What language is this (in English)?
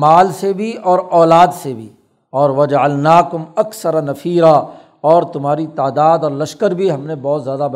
Urdu